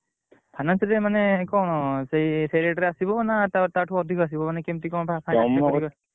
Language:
Odia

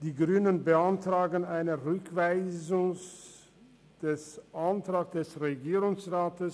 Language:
Swiss German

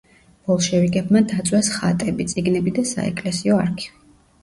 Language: Georgian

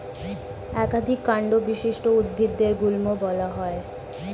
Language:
Bangla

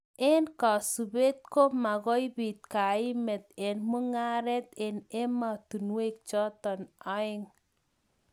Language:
Kalenjin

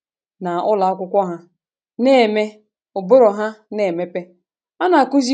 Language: Igbo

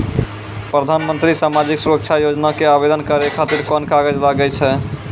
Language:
Maithili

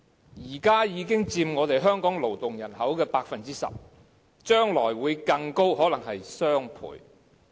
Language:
Cantonese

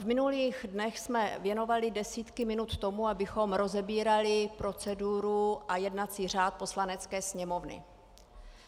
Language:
Czech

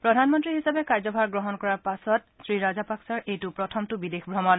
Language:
Assamese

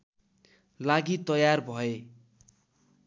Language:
Nepali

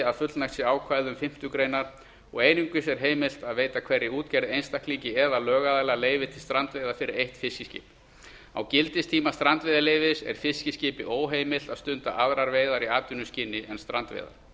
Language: Icelandic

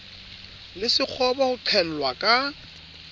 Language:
Southern Sotho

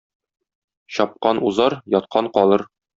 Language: Tatar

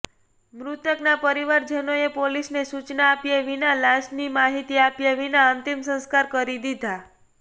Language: Gujarati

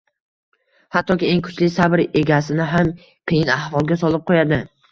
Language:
Uzbek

